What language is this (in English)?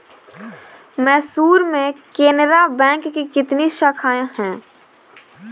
Hindi